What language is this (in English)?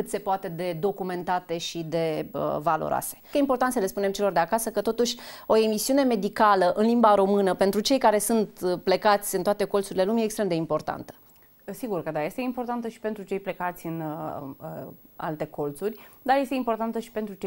Romanian